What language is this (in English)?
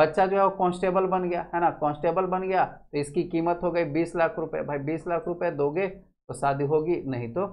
Hindi